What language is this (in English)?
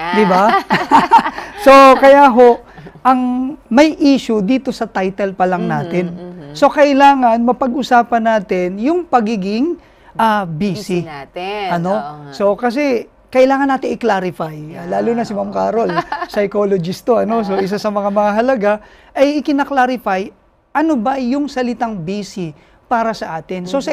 Filipino